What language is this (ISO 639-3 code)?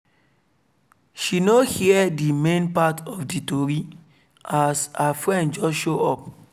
pcm